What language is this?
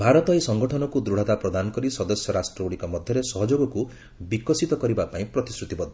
Odia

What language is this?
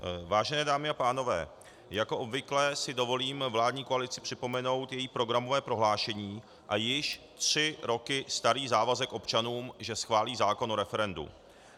Czech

